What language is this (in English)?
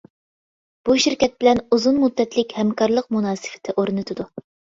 Uyghur